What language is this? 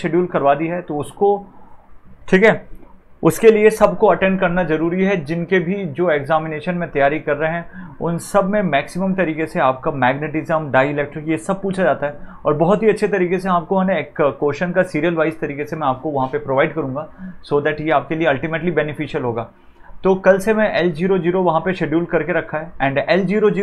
Hindi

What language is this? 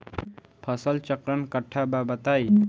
Bhojpuri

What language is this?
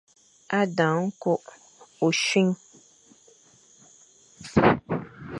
Fang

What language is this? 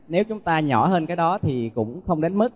Vietnamese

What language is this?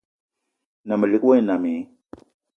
Eton (Cameroon)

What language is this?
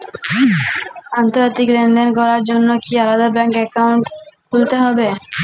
Bangla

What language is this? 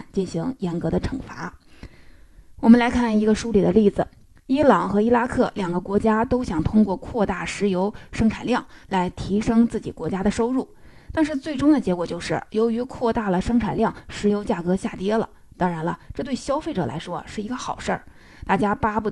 Chinese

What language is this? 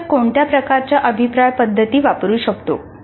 Marathi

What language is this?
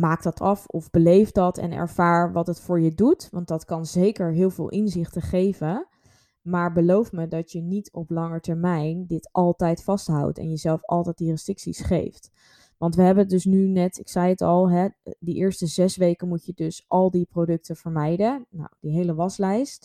Dutch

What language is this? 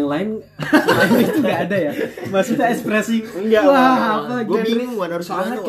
Indonesian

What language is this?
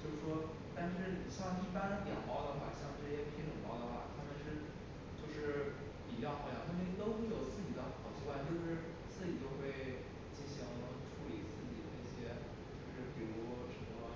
Chinese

